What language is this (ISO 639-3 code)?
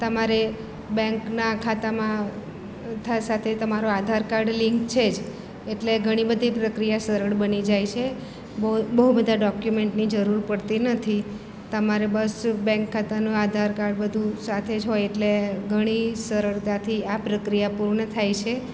guj